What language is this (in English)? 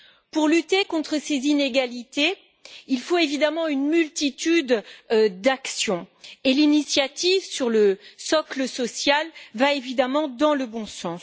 French